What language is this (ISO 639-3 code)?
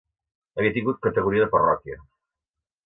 cat